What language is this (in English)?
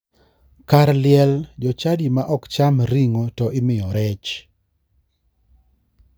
Luo (Kenya and Tanzania)